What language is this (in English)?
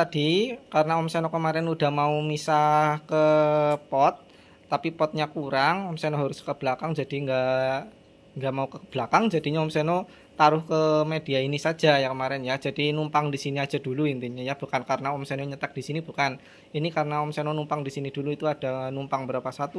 Indonesian